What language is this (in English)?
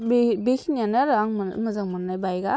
Bodo